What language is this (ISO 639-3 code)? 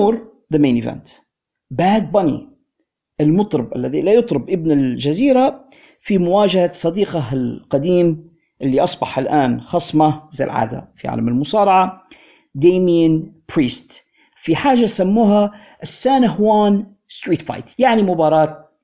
ara